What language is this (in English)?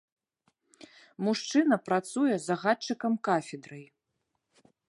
Belarusian